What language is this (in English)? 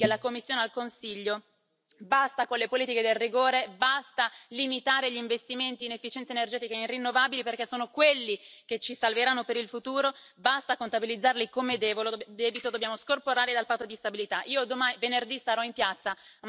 Italian